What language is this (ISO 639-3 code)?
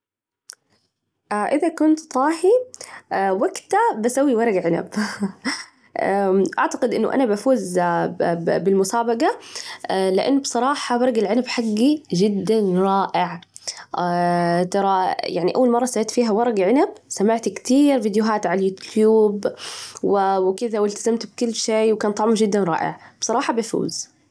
ars